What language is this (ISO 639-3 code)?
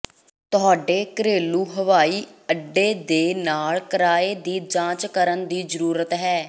pan